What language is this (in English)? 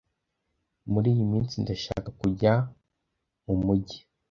Kinyarwanda